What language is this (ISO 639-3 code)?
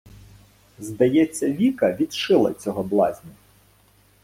ukr